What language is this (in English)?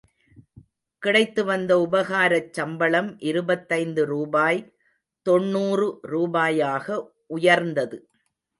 Tamil